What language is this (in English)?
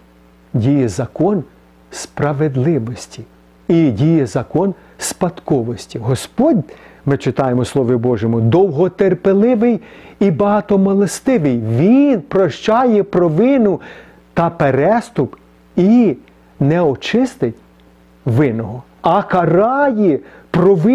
Ukrainian